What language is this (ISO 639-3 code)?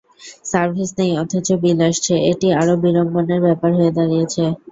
ben